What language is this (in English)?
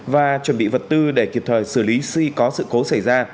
Vietnamese